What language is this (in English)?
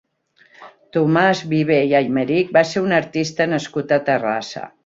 Catalan